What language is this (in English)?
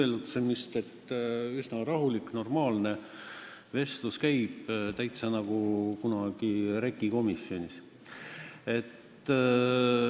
Estonian